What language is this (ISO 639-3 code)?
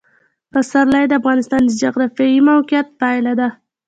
pus